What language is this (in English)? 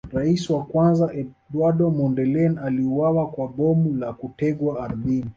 Swahili